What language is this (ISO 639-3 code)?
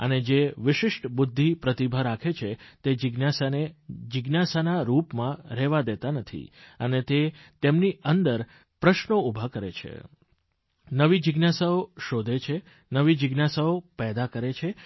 guj